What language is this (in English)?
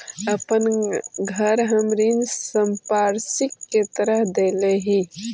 Magahi